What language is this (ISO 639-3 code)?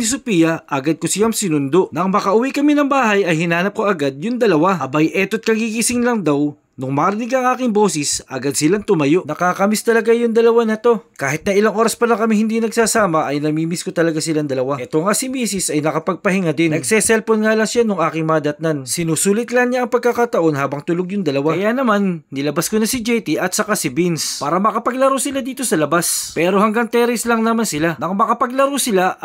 fil